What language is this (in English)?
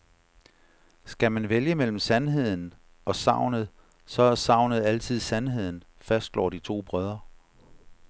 Danish